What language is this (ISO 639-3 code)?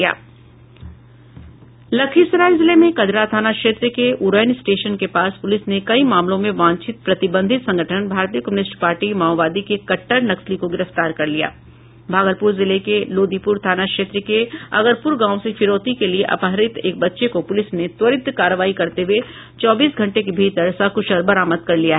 hin